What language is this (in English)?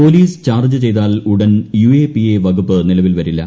Malayalam